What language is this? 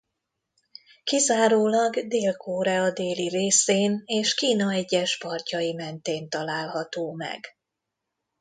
Hungarian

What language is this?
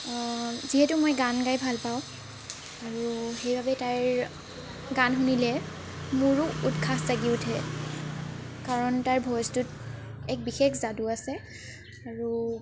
Assamese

